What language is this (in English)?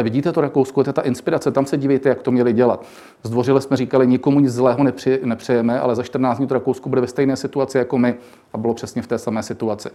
Czech